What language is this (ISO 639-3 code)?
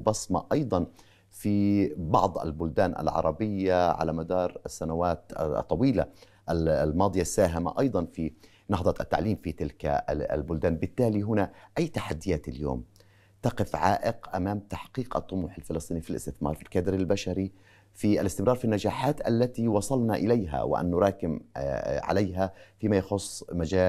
ara